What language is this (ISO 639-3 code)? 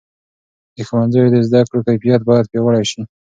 pus